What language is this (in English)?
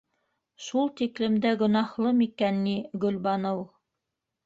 Bashkir